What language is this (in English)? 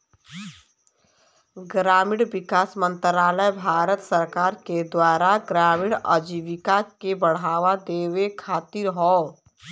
Bhojpuri